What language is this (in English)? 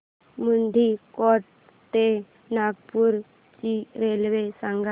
Marathi